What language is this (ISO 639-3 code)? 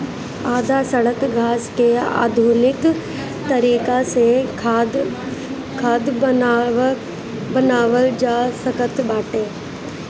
bho